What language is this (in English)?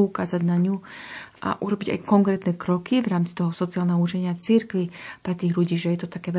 Slovak